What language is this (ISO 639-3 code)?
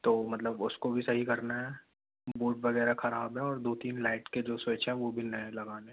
hin